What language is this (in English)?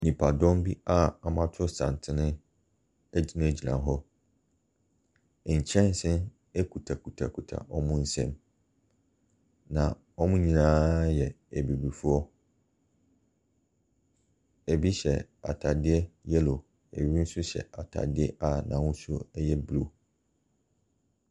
Akan